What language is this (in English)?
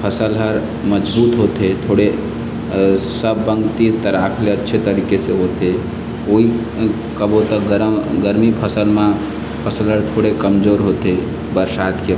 Chhattisgarhi